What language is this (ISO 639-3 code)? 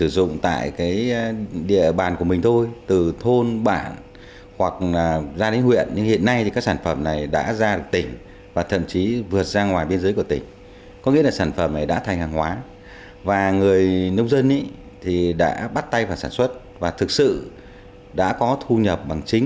vie